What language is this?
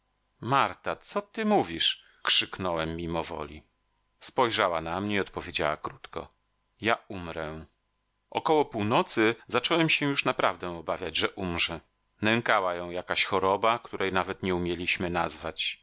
Polish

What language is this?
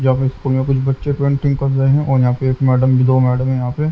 Hindi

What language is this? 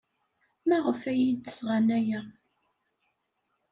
Kabyle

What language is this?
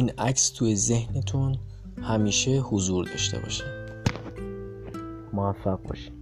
Persian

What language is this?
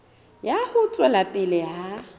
Southern Sotho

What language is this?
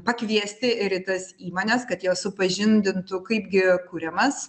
Lithuanian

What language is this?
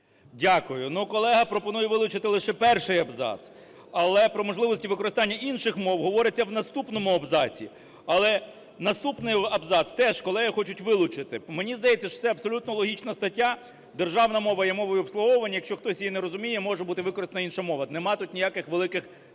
Ukrainian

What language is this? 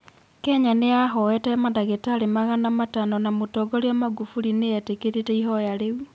Kikuyu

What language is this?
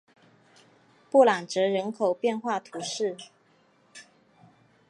Chinese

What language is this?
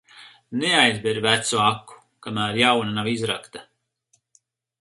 Latvian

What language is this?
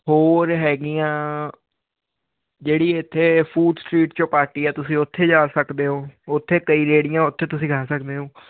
Punjabi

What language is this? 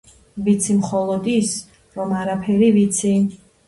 Georgian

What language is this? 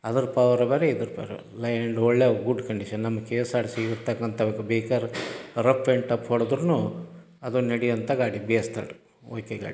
Kannada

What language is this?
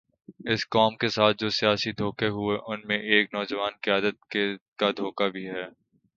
Urdu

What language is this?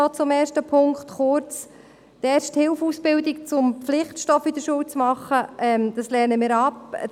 Swiss German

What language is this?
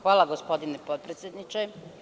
Serbian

